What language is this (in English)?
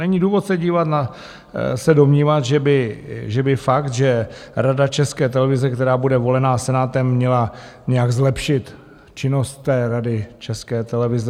Czech